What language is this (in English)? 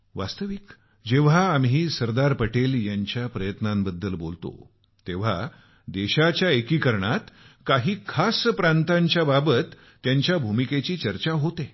Marathi